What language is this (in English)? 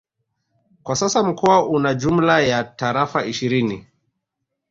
Swahili